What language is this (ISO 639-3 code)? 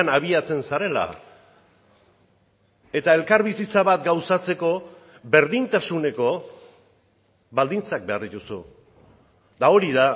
eus